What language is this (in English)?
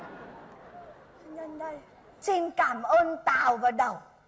Vietnamese